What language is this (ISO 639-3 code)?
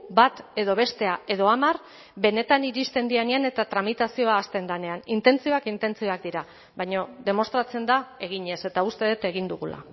eus